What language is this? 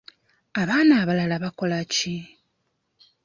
Ganda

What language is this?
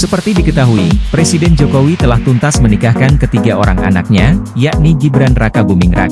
Indonesian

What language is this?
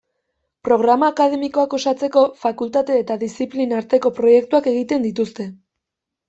Basque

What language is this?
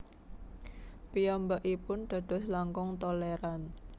Javanese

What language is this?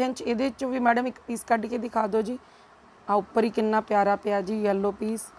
Hindi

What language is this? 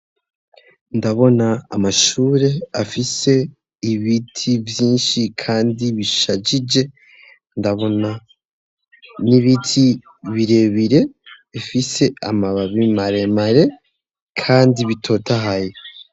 Rundi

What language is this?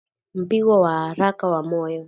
Swahili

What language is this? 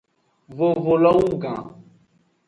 Aja (Benin)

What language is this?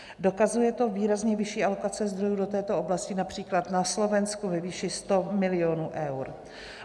Czech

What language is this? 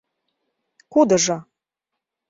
Mari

